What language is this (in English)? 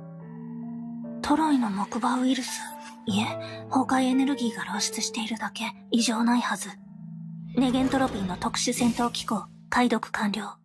Japanese